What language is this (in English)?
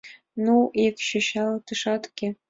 Mari